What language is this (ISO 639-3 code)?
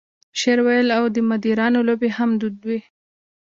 pus